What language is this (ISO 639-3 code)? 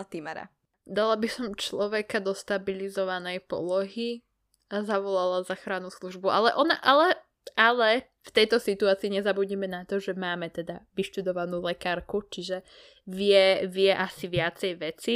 slk